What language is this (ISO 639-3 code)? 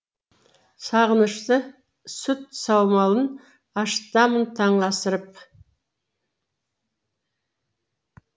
kaz